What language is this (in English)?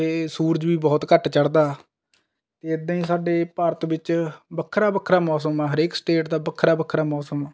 Punjabi